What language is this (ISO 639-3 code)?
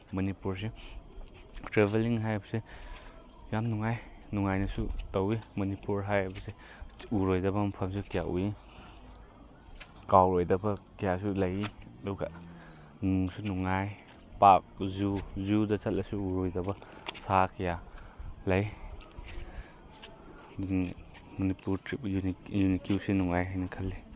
mni